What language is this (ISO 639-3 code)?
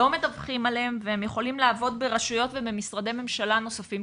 heb